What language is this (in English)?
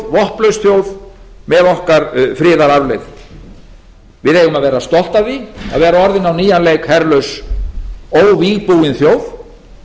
Icelandic